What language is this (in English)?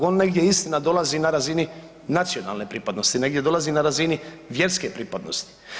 Croatian